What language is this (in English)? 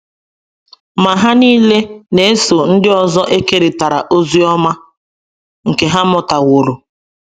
Igbo